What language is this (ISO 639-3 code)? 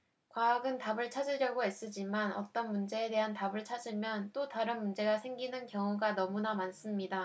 kor